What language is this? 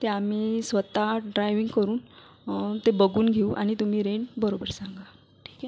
Marathi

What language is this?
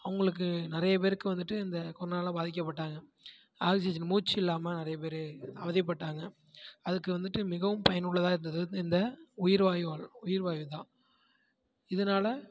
Tamil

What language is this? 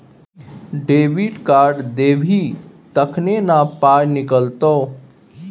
Maithili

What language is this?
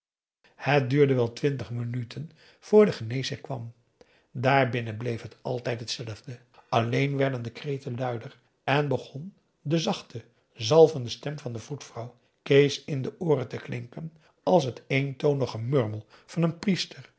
Dutch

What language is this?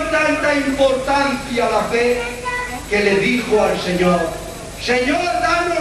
Spanish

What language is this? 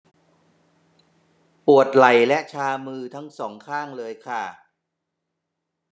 Thai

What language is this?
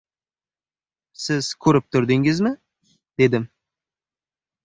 Uzbek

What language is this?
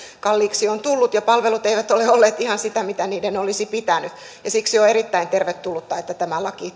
Finnish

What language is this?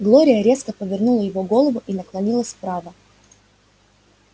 Russian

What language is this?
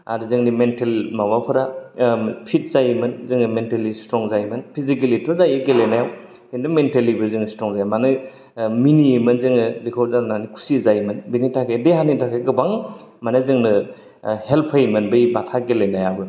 Bodo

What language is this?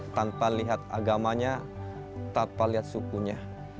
Indonesian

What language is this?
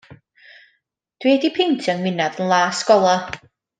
Welsh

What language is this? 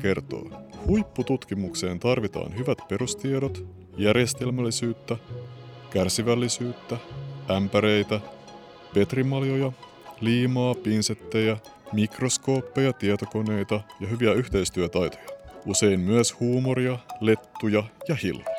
Finnish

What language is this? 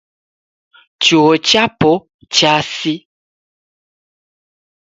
Taita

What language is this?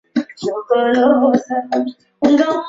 Swahili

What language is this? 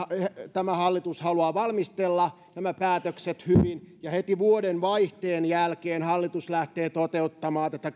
Finnish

